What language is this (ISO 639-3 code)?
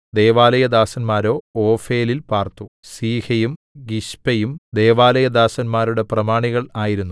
mal